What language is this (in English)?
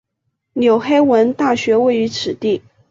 Chinese